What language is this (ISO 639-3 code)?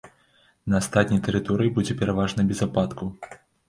bel